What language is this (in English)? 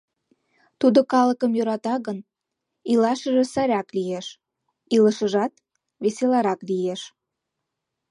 Mari